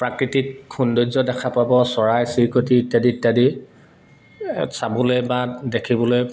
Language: Assamese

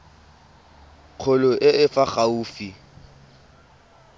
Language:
Tswana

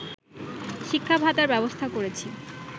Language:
Bangla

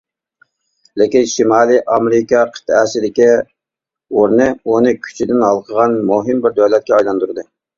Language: Uyghur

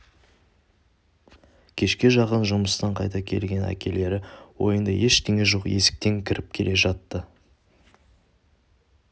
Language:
Kazakh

